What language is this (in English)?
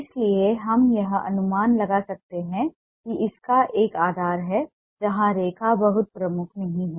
Hindi